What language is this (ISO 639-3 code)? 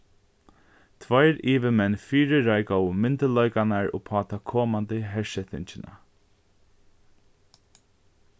fao